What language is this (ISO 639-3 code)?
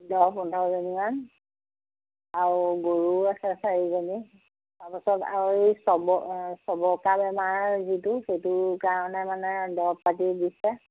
asm